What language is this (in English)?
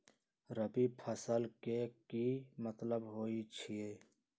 Magahi